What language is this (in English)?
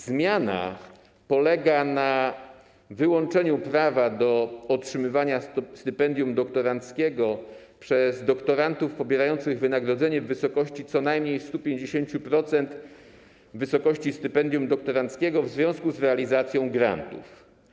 Polish